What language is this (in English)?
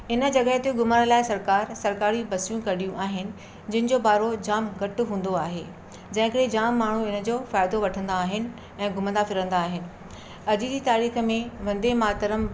Sindhi